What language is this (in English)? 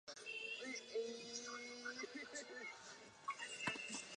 Chinese